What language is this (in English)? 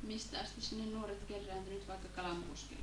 Finnish